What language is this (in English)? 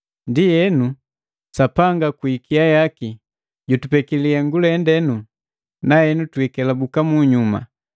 Matengo